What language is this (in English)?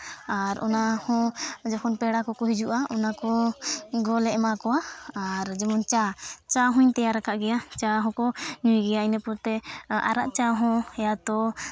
Santali